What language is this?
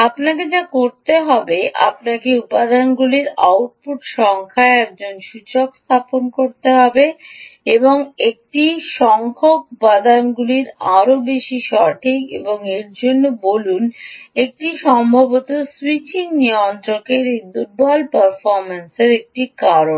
Bangla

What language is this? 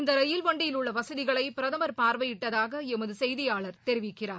Tamil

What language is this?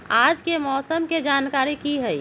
Magahi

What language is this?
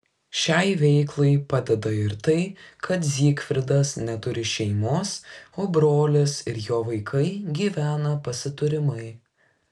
Lithuanian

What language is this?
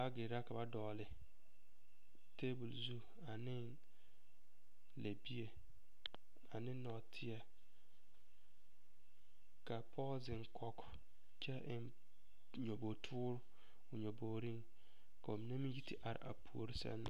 Southern Dagaare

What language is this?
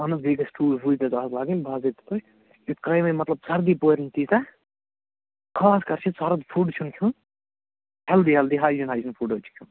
Kashmiri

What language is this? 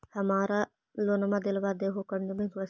Magahi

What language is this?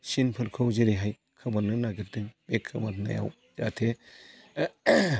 Bodo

